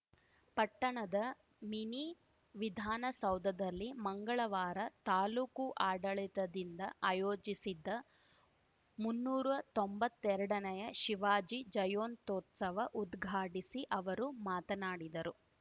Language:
Kannada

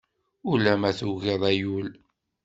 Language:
Kabyle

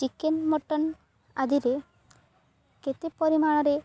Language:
Odia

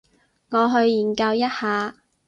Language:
Cantonese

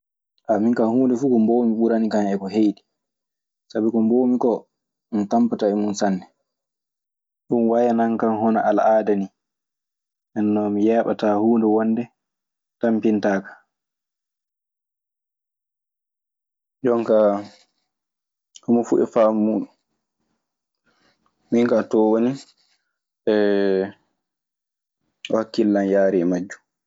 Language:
Maasina Fulfulde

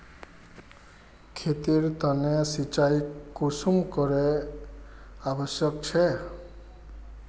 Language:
Magahi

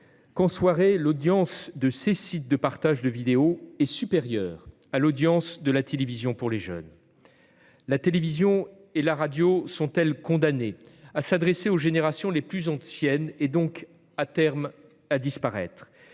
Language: French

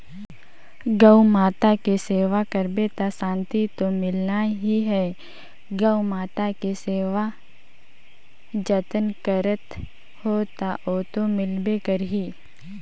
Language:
Chhattisgarhi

